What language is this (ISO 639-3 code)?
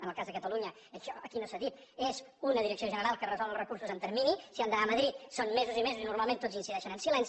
cat